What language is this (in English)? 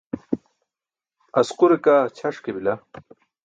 Burushaski